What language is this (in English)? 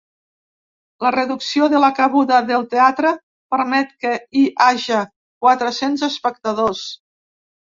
Catalan